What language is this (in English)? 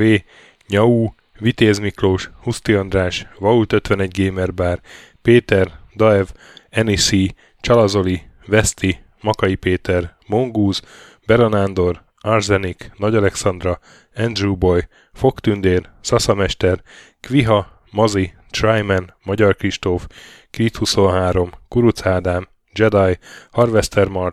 Hungarian